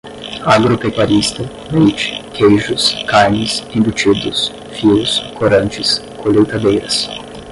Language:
Portuguese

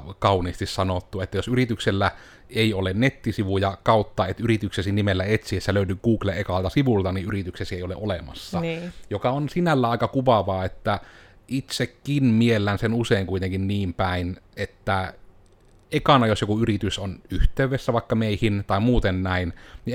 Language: Finnish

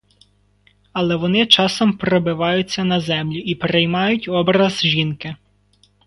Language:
Ukrainian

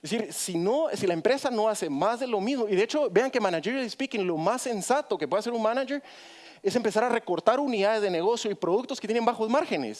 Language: Spanish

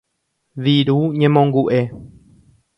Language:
Guarani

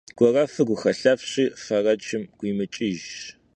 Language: Kabardian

